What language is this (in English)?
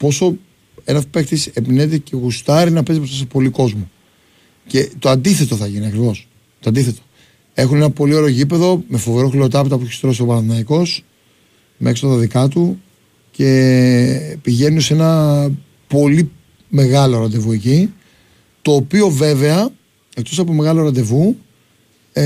Greek